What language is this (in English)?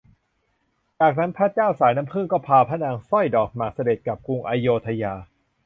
Thai